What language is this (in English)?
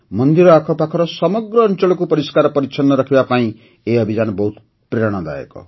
Odia